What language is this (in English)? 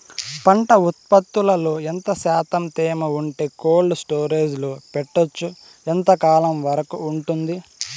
Telugu